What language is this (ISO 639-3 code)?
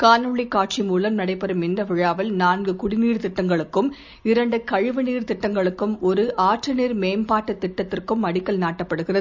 tam